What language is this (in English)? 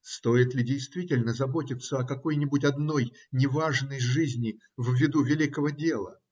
Russian